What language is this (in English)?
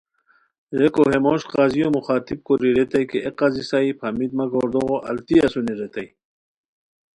Khowar